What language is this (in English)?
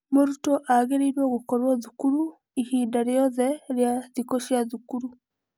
Kikuyu